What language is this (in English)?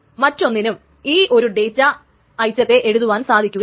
Malayalam